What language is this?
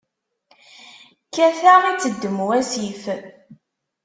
Kabyle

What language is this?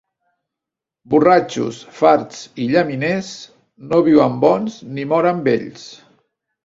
Catalan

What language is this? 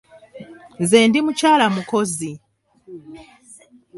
Ganda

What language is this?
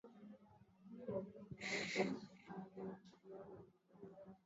Swahili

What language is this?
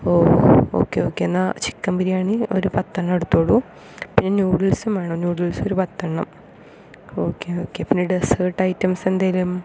Malayalam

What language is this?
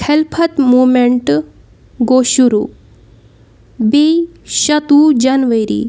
Kashmiri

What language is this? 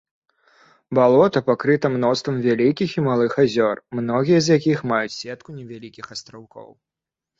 Belarusian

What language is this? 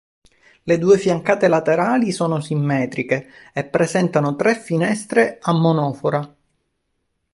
Italian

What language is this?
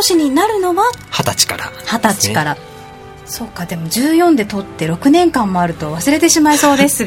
Japanese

